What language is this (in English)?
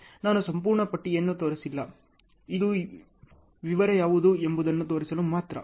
Kannada